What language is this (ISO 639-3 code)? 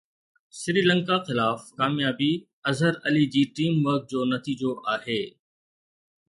snd